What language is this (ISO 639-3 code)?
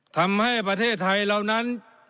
tha